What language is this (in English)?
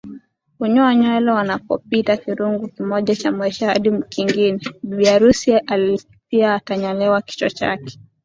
Swahili